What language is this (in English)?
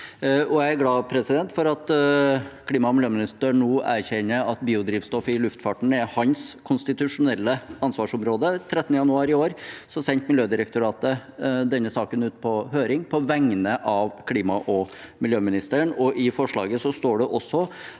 Norwegian